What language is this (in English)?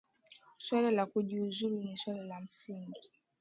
Swahili